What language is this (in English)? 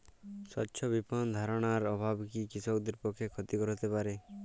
Bangla